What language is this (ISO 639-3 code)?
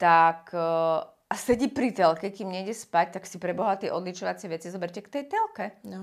slk